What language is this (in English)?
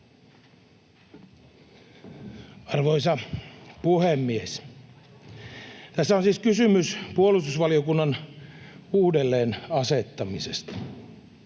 Finnish